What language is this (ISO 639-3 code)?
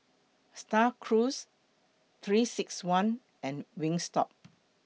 eng